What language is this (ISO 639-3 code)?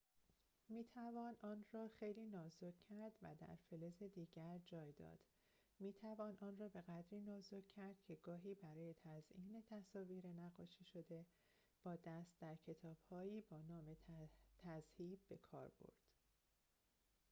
fas